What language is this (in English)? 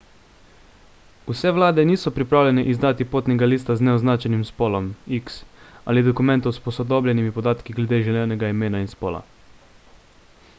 Slovenian